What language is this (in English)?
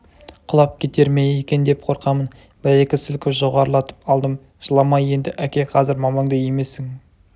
Kazakh